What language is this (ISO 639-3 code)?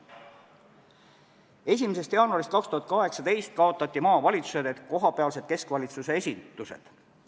est